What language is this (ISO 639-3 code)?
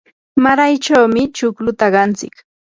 qur